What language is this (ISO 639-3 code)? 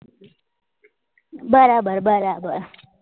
guj